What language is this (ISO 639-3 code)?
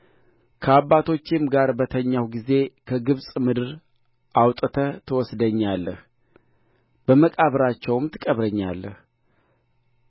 amh